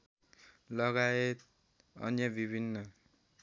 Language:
Nepali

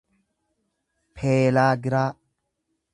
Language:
Oromo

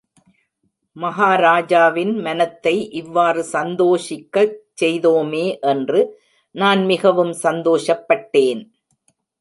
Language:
Tamil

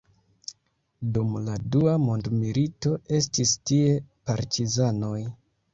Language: Esperanto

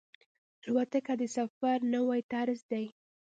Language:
Pashto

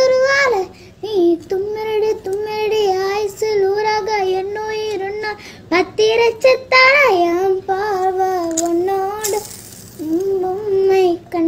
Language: Malayalam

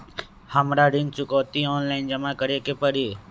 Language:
Magahi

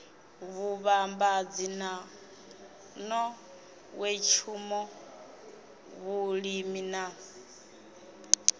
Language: Venda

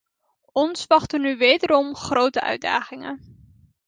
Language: Dutch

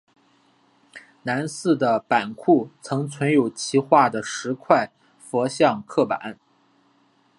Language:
Chinese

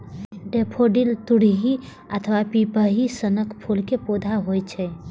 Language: Maithili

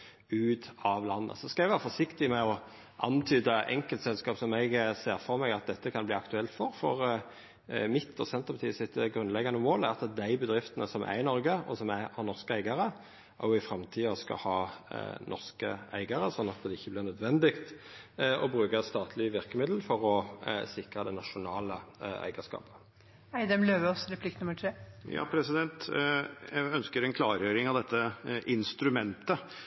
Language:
Norwegian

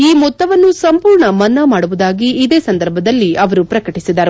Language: Kannada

